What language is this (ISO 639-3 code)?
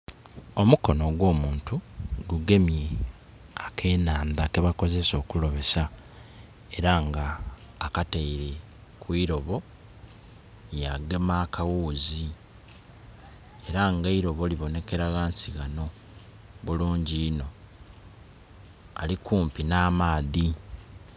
xog